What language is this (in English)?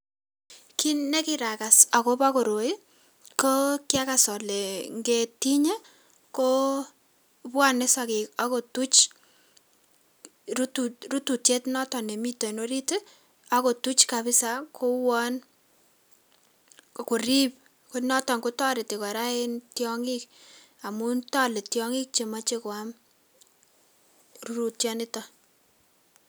Kalenjin